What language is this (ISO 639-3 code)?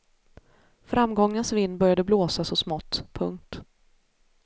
swe